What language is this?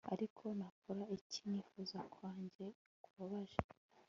Kinyarwanda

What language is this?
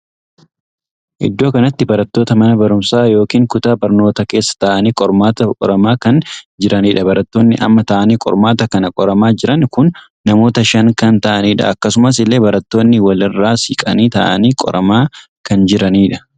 Oromo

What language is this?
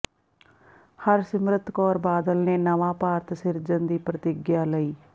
Punjabi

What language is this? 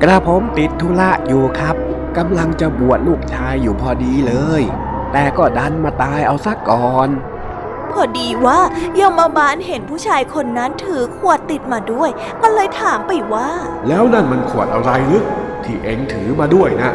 Thai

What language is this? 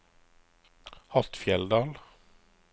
Norwegian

